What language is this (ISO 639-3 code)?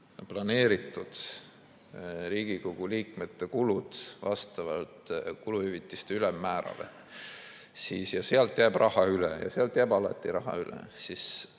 est